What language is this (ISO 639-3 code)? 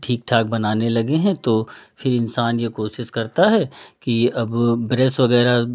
hin